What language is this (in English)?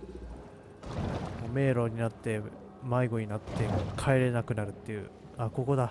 Japanese